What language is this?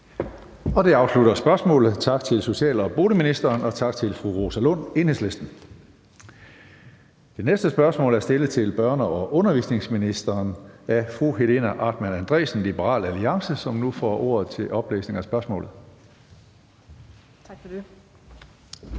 Danish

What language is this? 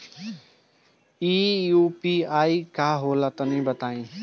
Bhojpuri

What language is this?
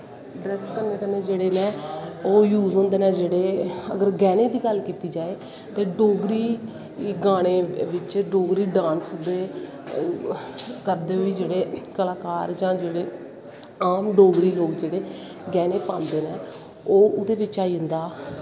Dogri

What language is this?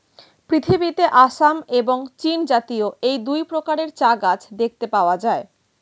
Bangla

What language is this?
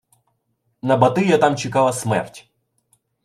Ukrainian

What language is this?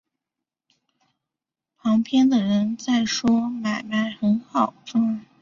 Chinese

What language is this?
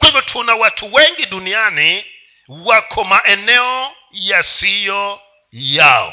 Swahili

